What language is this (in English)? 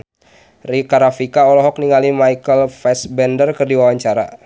Sundanese